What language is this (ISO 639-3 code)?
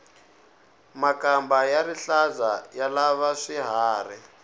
tso